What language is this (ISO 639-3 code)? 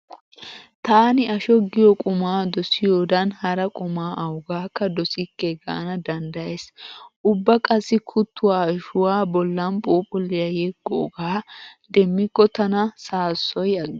wal